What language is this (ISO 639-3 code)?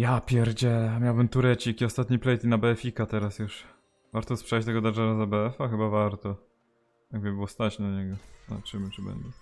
pol